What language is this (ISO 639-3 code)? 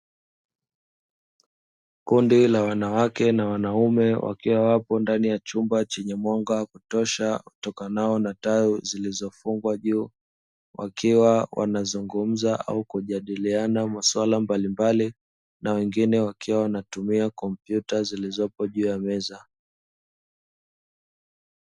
swa